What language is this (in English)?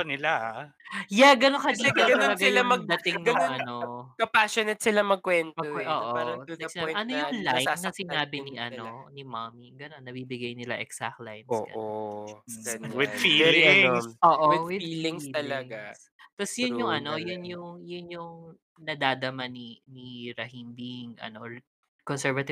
Filipino